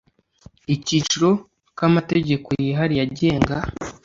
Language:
Kinyarwanda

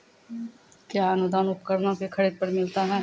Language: Maithili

